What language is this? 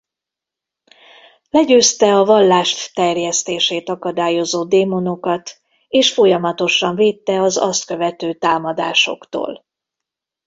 Hungarian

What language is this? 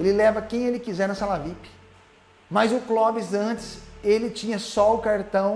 Portuguese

